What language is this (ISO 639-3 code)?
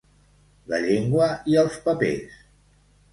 cat